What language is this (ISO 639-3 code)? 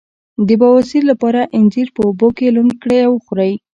pus